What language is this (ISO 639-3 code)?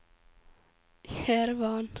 nor